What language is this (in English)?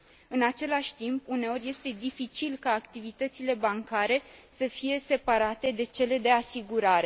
Romanian